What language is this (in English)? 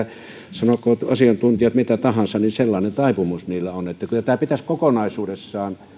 Finnish